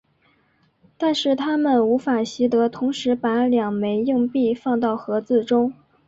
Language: Chinese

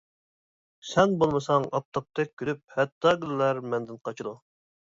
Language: Uyghur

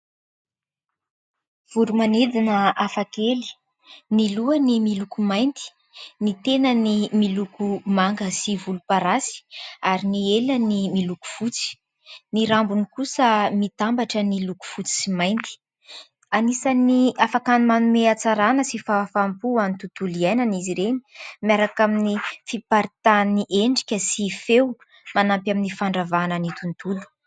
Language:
Malagasy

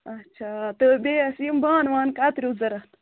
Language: Kashmiri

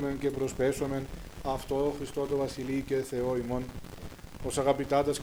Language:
Greek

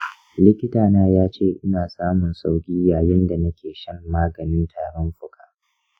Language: Hausa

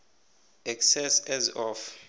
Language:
South Ndebele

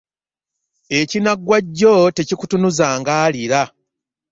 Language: Ganda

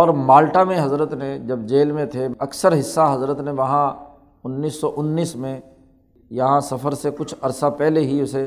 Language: Urdu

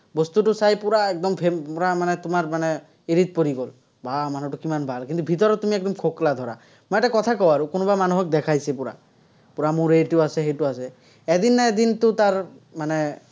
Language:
Assamese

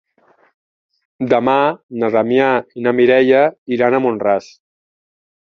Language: Catalan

